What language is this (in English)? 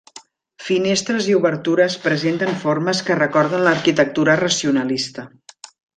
Catalan